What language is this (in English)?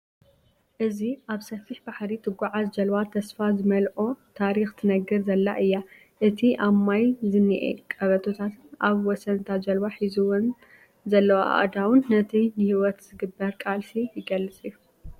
Tigrinya